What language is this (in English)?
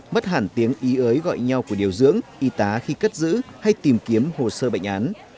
Vietnamese